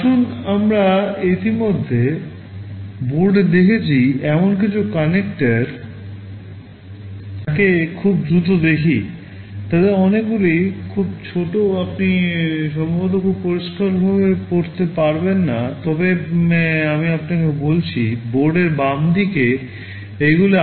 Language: Bangla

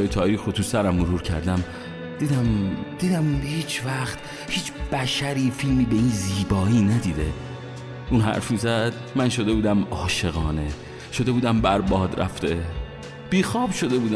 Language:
Persian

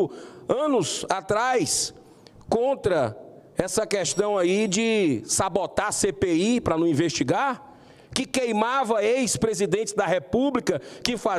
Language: Portuguese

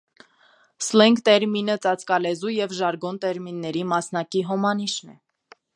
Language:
Armenian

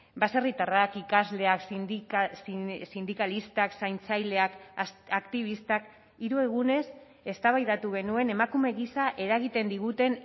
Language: Basque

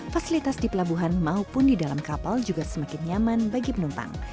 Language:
Indonesian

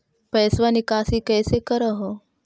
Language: Magahi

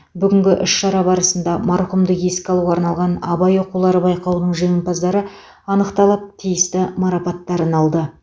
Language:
Kazakh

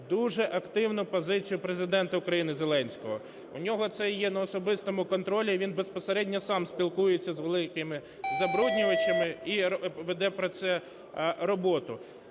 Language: Ukrainian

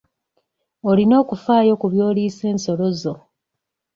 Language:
Ganda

